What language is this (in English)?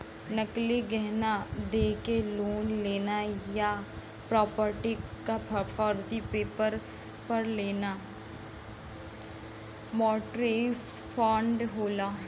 Bhojpuri